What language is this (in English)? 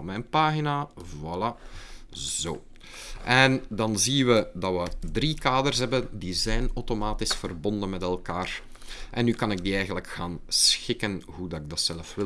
Dutch